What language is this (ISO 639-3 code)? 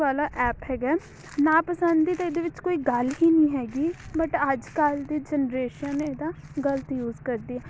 pan